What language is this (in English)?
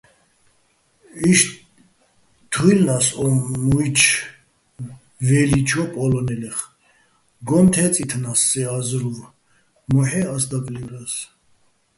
Bats